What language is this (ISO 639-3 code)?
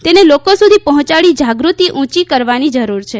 guj